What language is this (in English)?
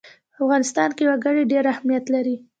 Pashto